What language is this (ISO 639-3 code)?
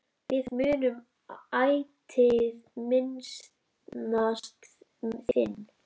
isl